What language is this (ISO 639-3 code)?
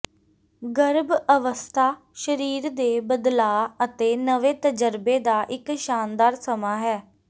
pan